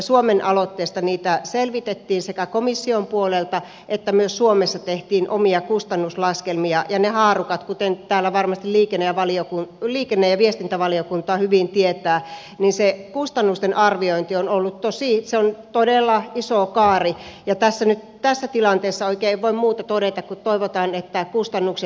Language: Finnish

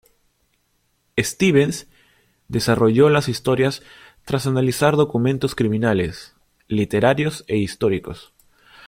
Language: Spanish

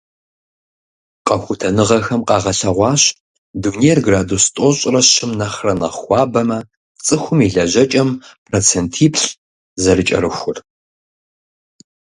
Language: Kabardian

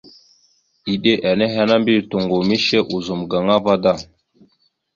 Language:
Mada (Cameroon)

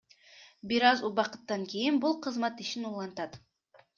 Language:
Kyrgyz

